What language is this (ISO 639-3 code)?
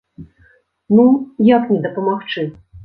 bel